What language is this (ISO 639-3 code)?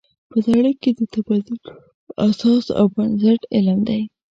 pus